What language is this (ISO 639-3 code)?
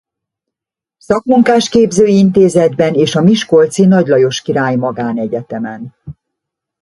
hun